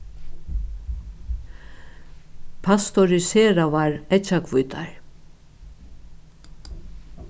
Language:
Faroese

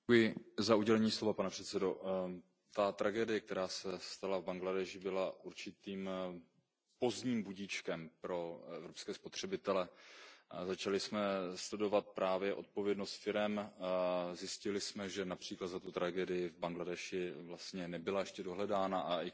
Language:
Czech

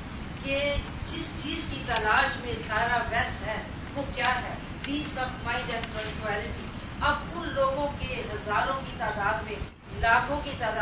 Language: Urdu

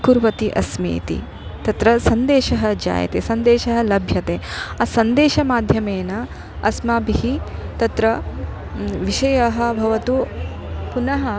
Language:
Sanskrit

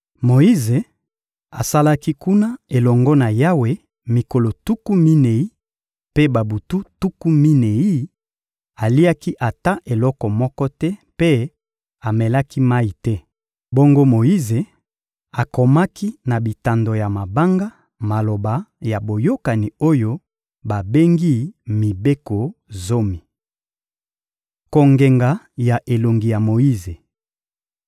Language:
Lingala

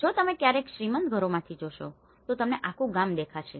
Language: Gujarati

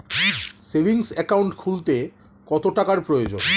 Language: Bangla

